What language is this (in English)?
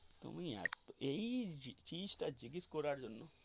Bangla